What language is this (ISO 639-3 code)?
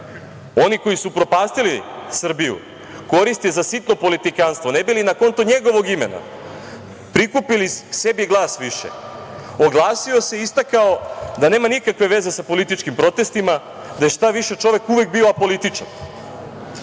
srp